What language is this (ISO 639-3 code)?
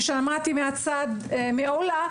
heb